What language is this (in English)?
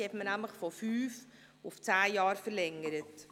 Swiss German